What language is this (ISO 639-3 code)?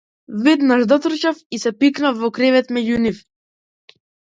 mkd